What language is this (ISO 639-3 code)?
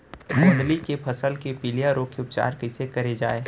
hne